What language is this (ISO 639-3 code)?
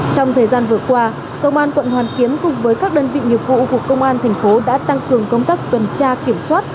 vie